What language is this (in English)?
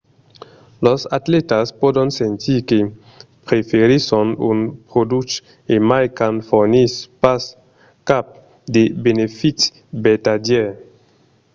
Occitan